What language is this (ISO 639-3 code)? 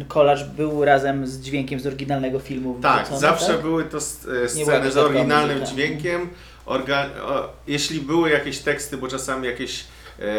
pol